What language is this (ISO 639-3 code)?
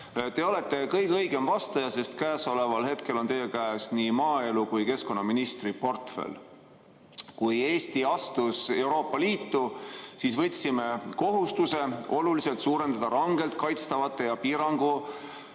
est